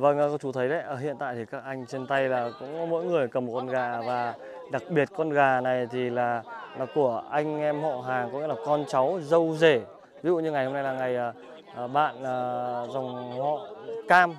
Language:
Vietnamese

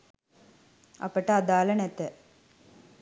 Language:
Sinhala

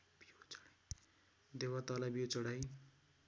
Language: Nepali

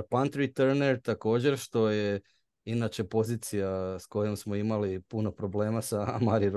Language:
Croatian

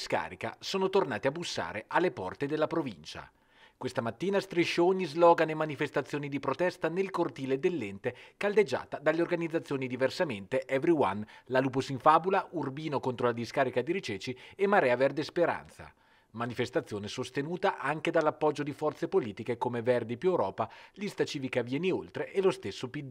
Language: Italian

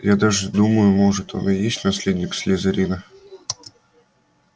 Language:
Russian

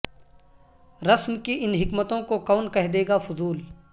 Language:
Urdu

